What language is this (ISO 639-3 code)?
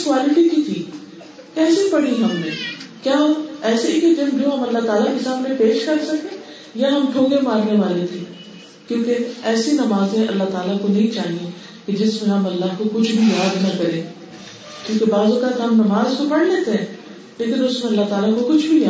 urd